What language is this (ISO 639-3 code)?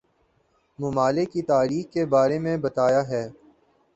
urd